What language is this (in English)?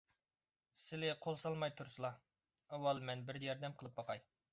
Uyghur